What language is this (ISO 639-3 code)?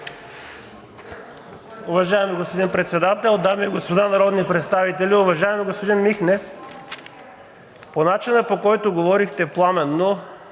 bul